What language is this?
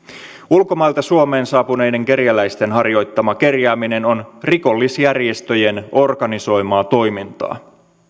Finnish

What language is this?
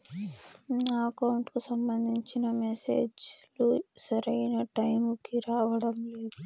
Telugu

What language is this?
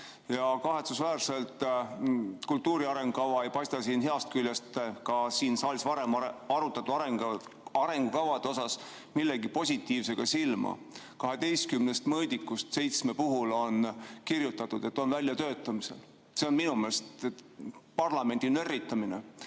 Estonian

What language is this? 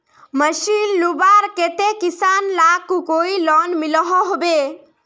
Magahi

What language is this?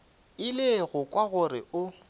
Northern Sotho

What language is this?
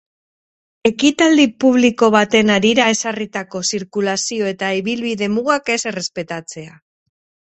Basque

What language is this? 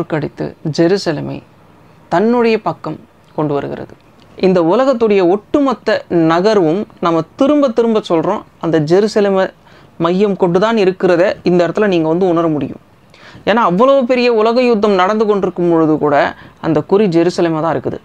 Indonesian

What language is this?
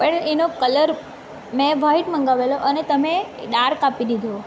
Gujarati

